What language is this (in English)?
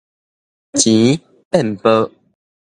Min Nan Chinese